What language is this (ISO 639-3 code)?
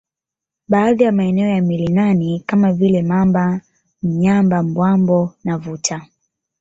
swa